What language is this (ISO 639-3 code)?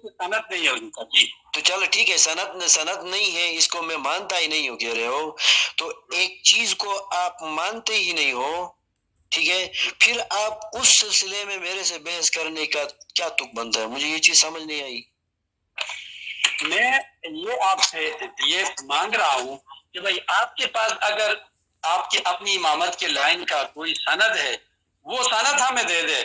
urd